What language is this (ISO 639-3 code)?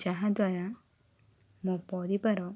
ori